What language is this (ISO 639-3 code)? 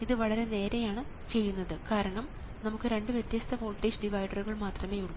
mal